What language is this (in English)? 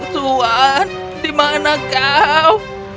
Indonesian